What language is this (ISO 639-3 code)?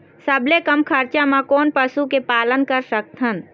hne